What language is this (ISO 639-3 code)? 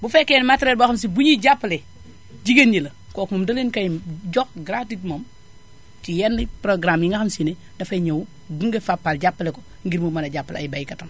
wol